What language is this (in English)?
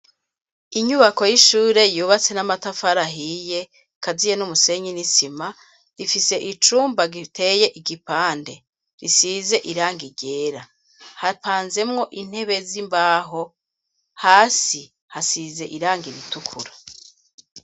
Rundi